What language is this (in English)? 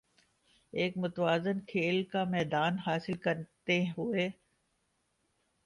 Urdu